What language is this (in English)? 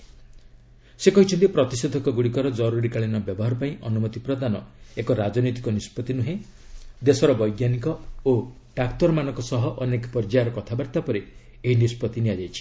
Odia